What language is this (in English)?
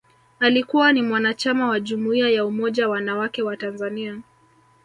Swahili